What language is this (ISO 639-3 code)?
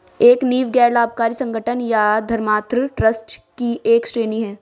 hin